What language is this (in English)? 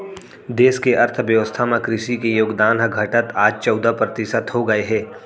Chhattisgarhi